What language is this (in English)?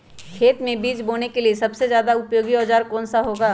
Magahi